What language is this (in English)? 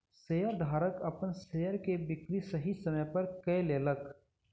Maithili